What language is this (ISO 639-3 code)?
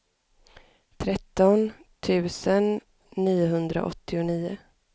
swe